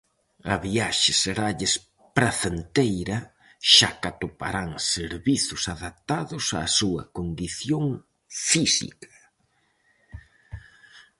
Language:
Galician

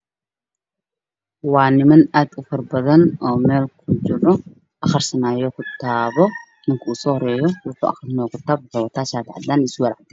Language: Somali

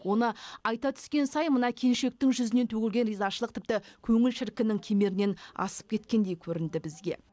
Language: Kazakh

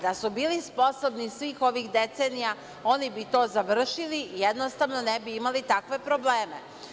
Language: Serbian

